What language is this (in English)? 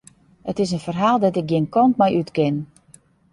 Western Frisian